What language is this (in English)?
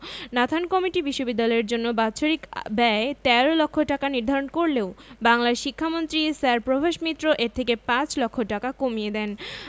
Bangla